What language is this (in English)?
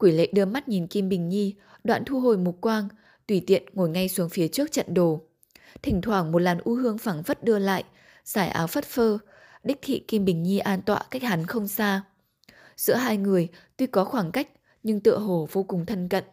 Vietnamese